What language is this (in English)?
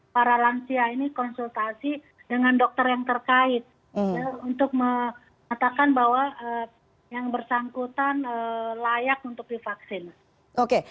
Indonesian